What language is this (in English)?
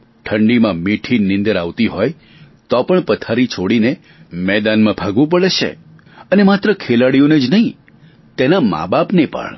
Gujarati